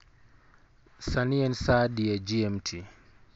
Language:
Luo (Kenya and Tanzania)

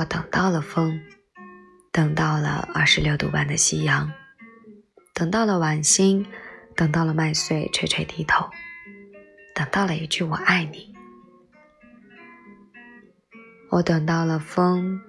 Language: Chinese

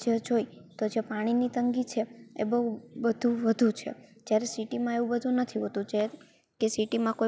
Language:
Gujarati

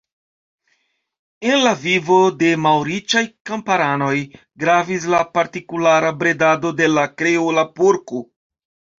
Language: Esperanto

